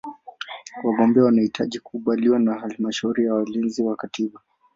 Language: Swahili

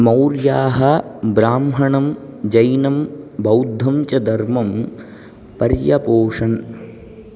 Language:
Sanskrit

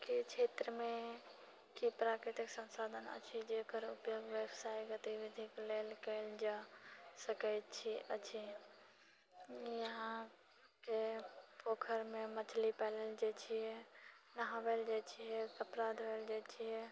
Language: Maithili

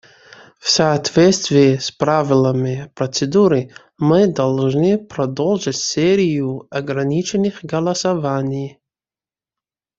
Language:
Russian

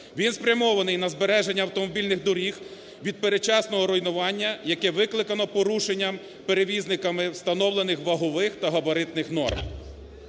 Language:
Ukrainian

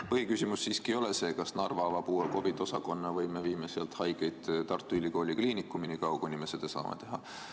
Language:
Estonian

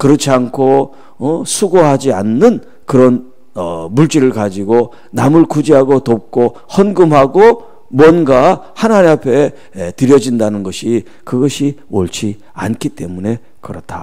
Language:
Korean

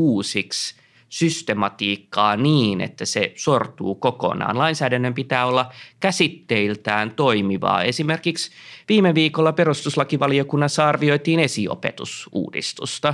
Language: Finnish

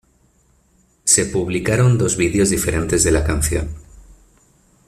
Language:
Spanish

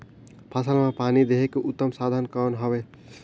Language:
Chhattisgarhi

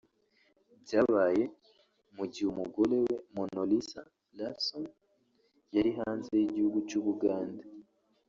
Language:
Kinyarwanda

